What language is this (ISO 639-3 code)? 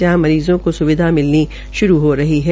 hin